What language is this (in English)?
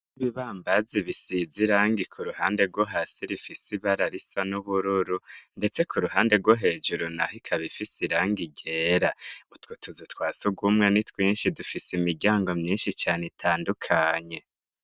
Rundi